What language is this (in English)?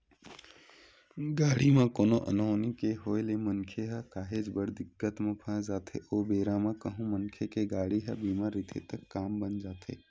Chhattisgarhi